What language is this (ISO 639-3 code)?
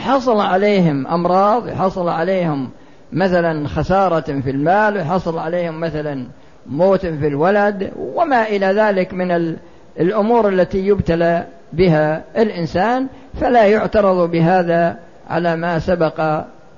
ara